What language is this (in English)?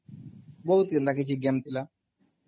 Odia